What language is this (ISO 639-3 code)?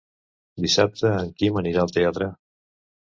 cat